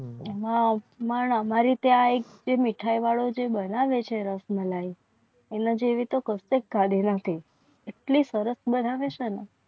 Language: Gujarati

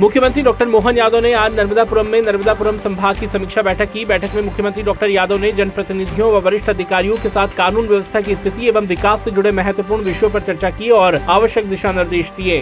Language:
Hindi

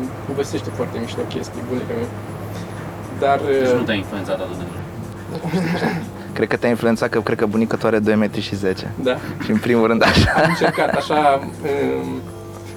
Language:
Romanian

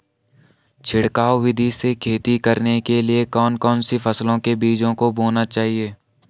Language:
Hindi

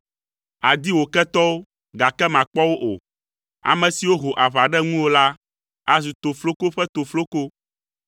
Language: Ewe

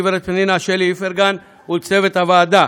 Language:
Hebrew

